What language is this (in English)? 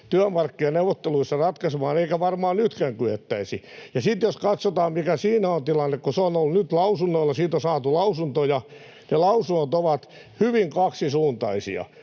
Finnish